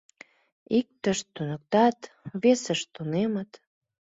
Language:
Mari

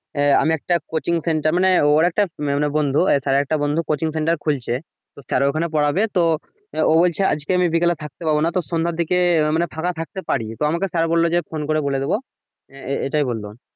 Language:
Bangla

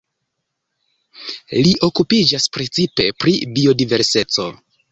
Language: Esperanto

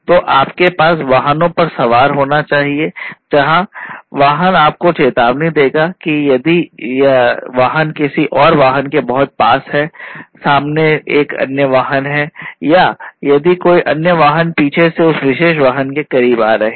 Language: Hindi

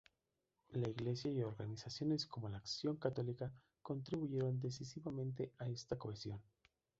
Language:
Spanish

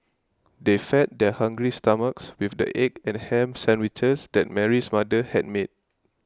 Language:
English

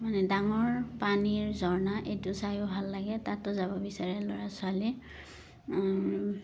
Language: Assamese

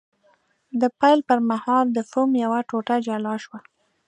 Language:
Pashto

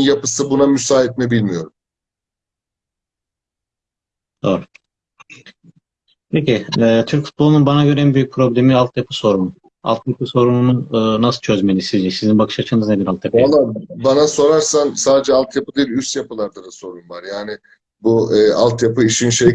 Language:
Turkish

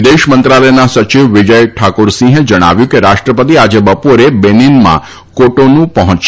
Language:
Gujarati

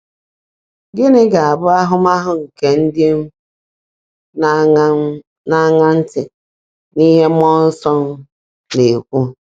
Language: Igbo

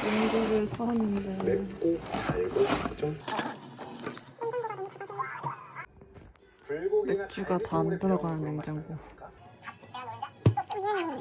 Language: Korean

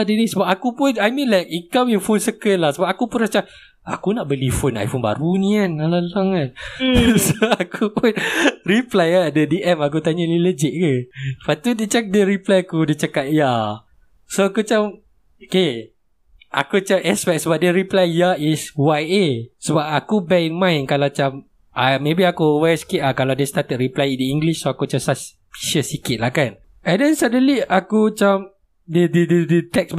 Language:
Malay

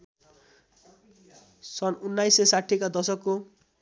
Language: Nepali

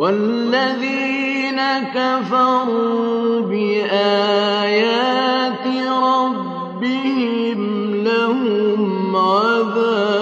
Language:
Arabic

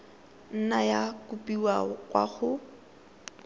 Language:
Tswana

